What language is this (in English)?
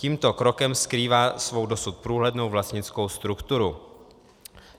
Czech